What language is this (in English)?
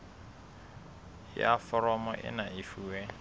Southern Sotho